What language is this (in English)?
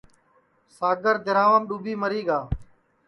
Sansi